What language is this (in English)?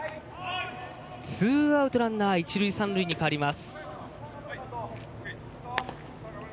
Japanese